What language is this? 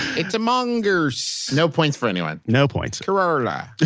English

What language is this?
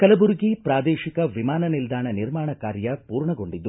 Kannada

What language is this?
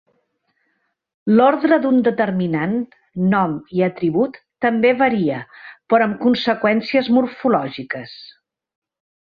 Catalan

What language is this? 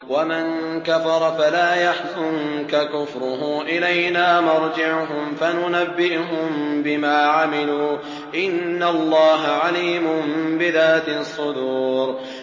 Arabic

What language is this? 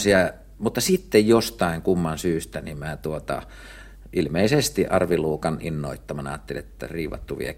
Finnish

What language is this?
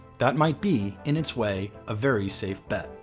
English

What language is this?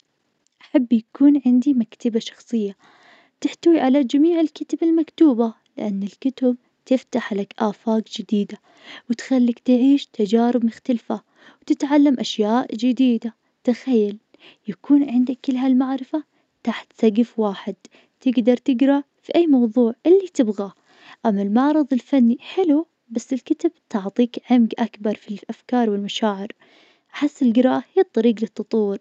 Najdi Arabic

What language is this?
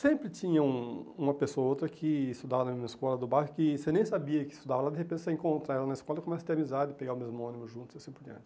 Portuguese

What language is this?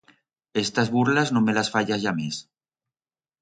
Aragonese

